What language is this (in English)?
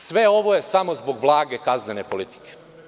Serbian